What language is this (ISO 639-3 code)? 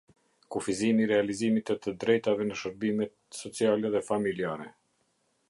sqi